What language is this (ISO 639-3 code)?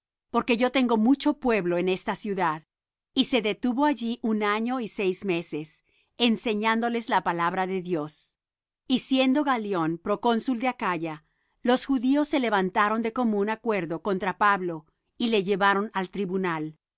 spa